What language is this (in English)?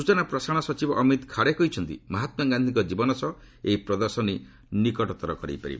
Odia